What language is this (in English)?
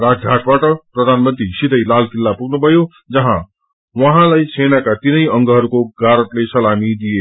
Nepali